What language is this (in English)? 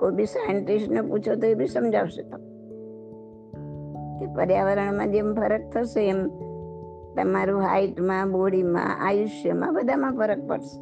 Gujarati